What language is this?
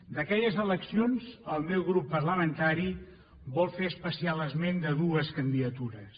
Catalan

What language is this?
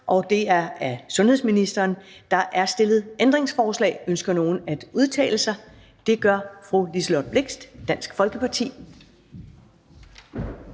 Danish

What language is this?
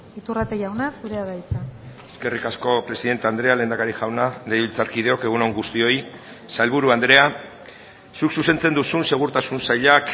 Basque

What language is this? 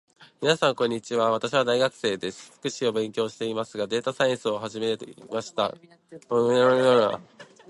Japanese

